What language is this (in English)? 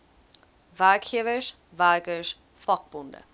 Afrikaans